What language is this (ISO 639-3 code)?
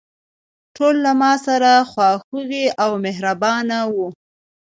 pus